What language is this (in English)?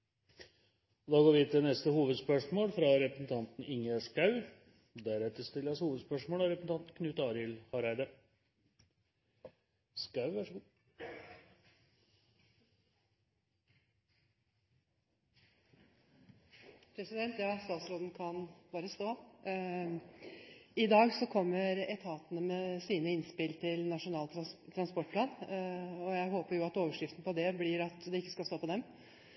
Norwegian